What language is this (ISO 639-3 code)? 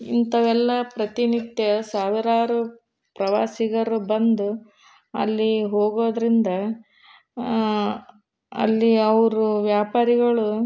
kan